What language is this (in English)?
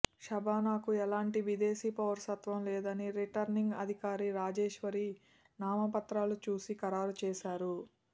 Telugu